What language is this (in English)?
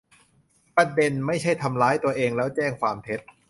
Thai